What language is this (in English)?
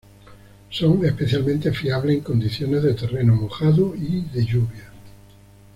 Spanish